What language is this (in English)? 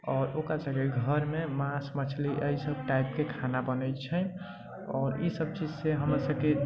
Maithili